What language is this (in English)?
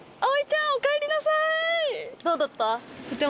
Japanese